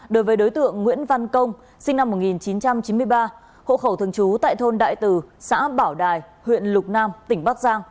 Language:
Vietnamese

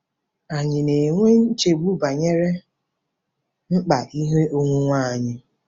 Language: Igbo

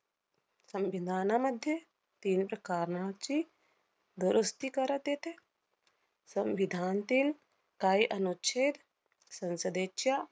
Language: Marathi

